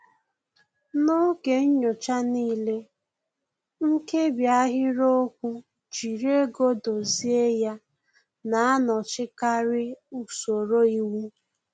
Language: Igbo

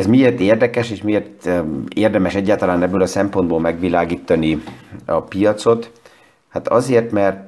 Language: Hungarian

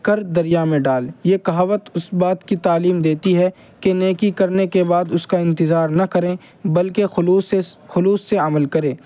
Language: Urdu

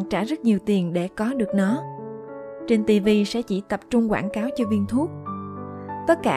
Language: Vietnamese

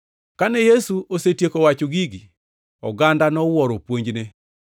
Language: Luo (Kenya and Tanzania)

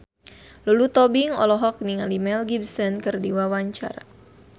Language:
Sundanese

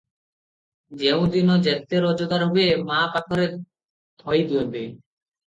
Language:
Odia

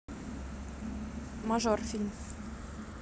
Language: Russian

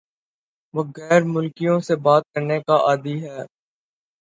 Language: Urdu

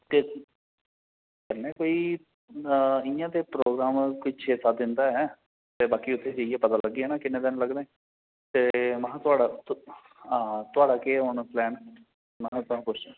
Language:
Dogri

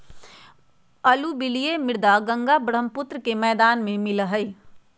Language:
Magahi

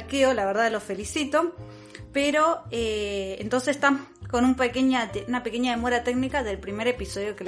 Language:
Spanish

